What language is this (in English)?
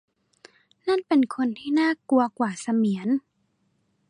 Thai